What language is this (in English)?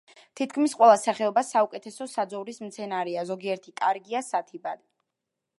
Georgian